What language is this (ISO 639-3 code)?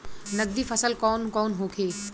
bho